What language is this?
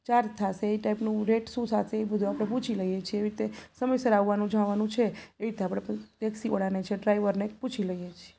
Gujarati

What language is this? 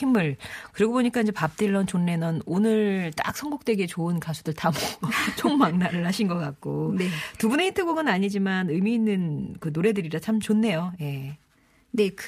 Korean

